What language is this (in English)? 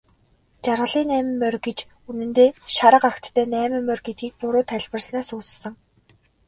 Mongolian